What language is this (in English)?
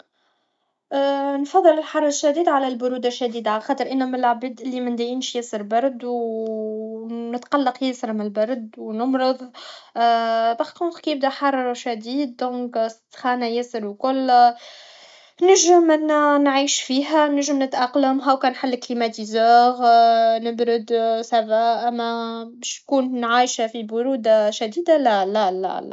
Tunisian Arabic